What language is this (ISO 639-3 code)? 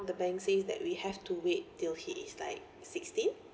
eng